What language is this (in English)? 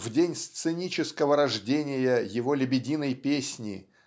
Russian